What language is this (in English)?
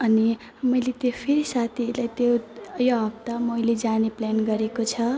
Nepali